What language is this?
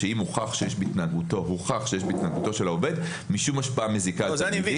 Hebrew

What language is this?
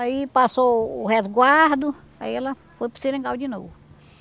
Portuguese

